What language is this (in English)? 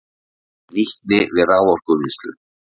Icelandic